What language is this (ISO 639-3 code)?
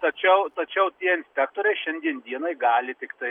lit